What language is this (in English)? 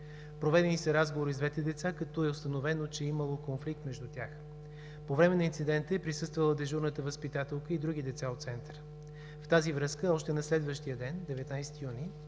Bulgarian